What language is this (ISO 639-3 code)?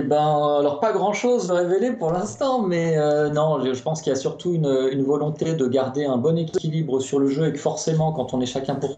fra